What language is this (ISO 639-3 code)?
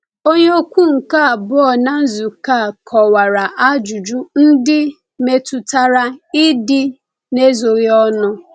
ibo